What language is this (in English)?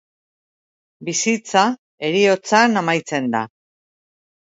Basque